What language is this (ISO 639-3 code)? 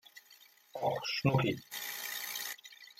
deu